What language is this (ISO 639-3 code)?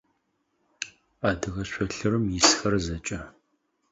ady